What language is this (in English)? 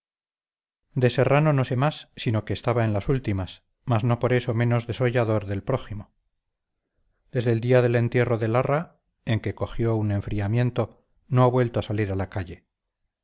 Spanish